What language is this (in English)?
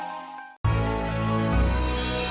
Indonesian